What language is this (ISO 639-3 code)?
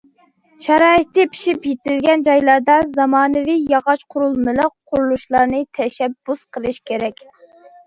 uig